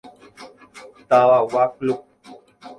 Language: Guarani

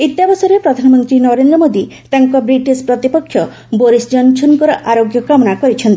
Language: Odia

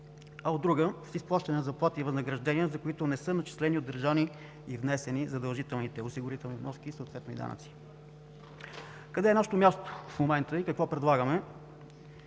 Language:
Bulgarian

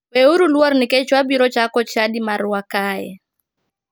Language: Luo (Kenya and Tanzania)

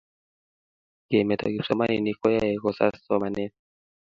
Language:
Kalenjin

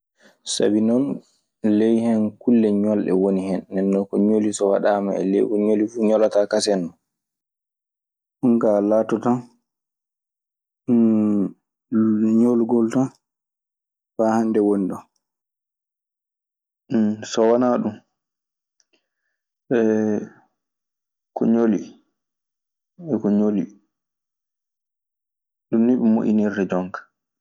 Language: Maasina Fulfulde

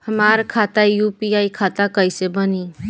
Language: Bhojpuri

